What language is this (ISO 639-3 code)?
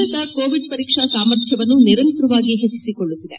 kan